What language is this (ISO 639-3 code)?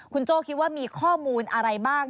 tha